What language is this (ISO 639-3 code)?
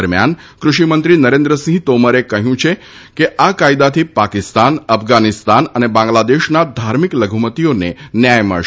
guj